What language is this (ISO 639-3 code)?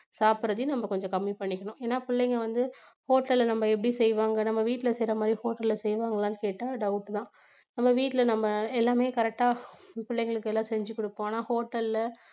tam